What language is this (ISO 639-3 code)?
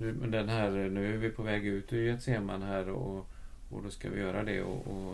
swe